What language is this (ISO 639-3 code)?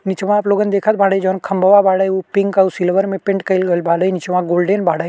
bho